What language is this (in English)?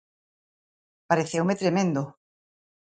Galician